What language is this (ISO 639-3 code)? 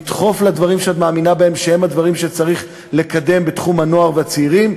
heb